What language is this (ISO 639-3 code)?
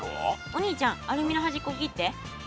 jpn